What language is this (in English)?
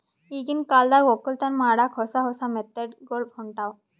Kannada